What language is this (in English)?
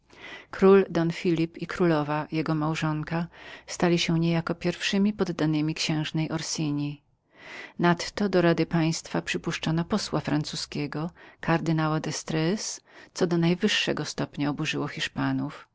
Polish